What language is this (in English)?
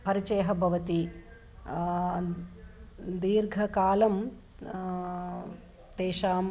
Sanskrit